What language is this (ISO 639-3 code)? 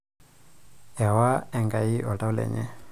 mas